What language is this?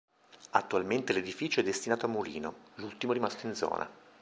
Italian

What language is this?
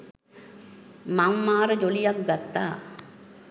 Sinhala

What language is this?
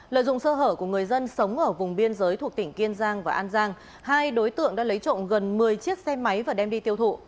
Vietnamese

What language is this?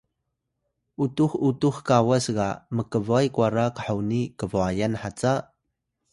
Atayal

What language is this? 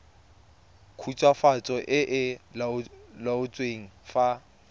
Tswana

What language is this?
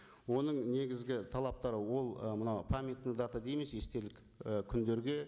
Kazakh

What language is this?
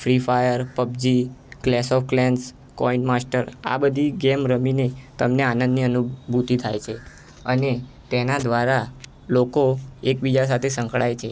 Gujarati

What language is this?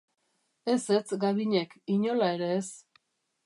Basque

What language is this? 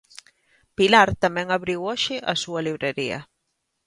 Galician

